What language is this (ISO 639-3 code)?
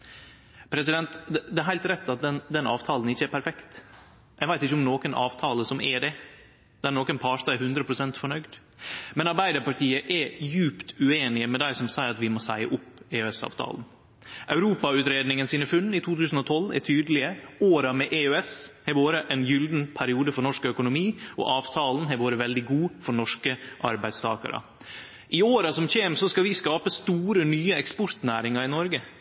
nno